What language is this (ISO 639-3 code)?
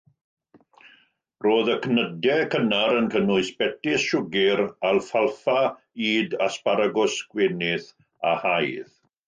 cym